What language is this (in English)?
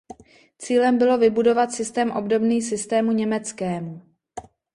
Czech